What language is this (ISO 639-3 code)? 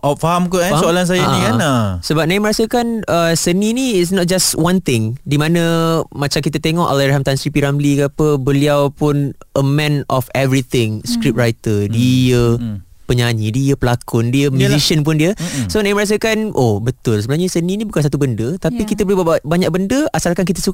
msa